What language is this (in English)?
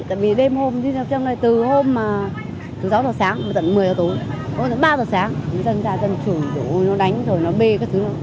Vietnamese